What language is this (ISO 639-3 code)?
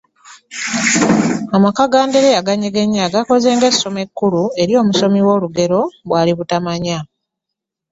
lug